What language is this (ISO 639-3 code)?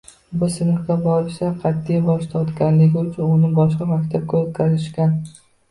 uzb